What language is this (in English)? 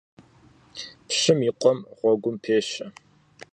Kabardian